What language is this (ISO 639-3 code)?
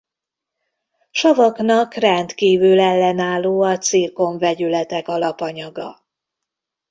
hun